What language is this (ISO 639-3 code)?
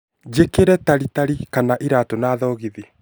kik